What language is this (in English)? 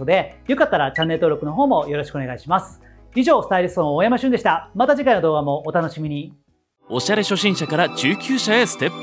Japanese